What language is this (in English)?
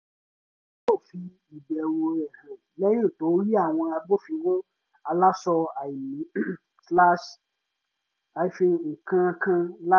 Yoruba